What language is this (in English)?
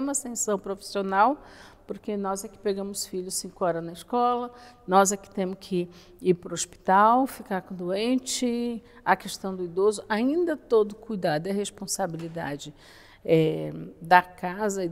Portuguese